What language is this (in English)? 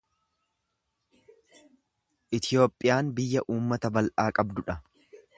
Oromo